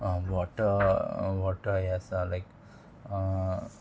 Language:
Konkani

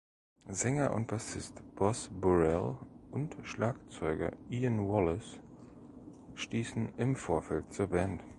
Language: German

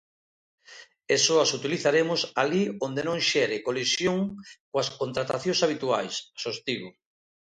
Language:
Galician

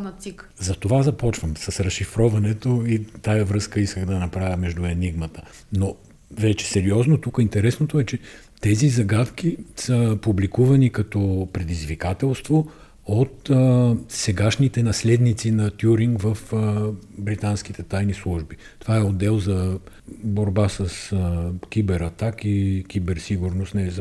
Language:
Bulgarian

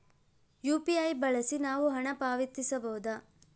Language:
Kannada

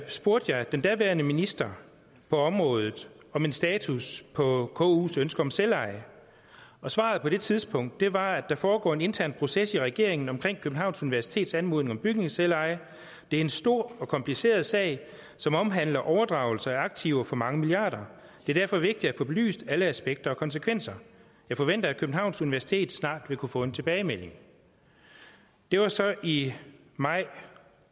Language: Danish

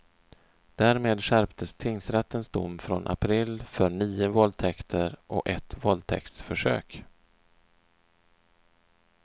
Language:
Swedish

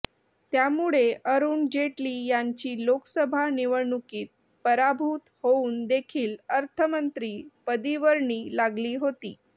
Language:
Marathi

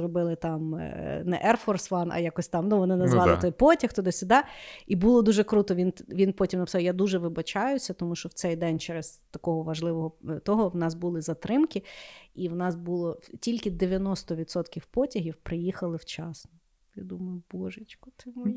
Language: Ukrainian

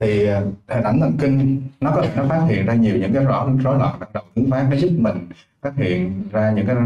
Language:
Vietnamese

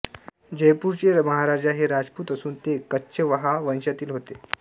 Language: Marathi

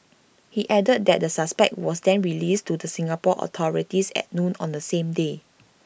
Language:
English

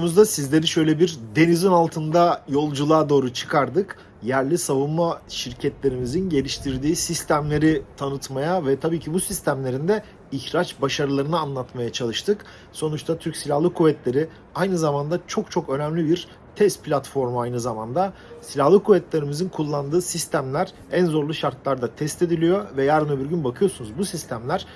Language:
Turkish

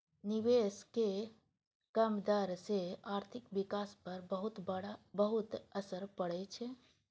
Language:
Maithili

